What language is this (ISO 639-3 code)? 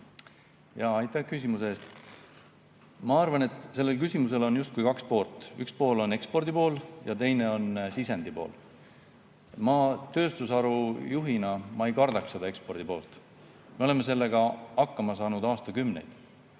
est